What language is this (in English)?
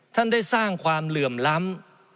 Thai